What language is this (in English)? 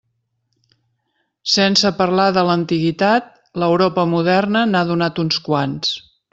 Catalan